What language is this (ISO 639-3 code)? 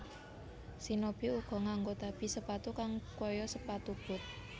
jav